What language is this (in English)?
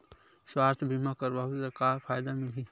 Chhattisgarhi